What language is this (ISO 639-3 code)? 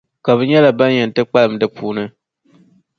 dag